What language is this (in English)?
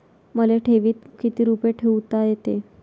Marathi